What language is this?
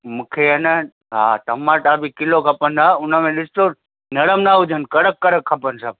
Sindhi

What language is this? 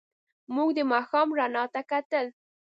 Pashto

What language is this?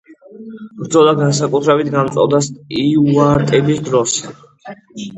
Georgian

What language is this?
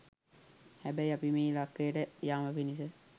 Sinhala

